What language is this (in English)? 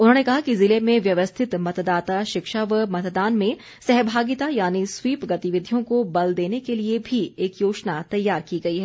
Hindi